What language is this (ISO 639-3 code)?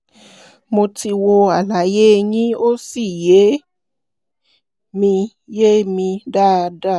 yor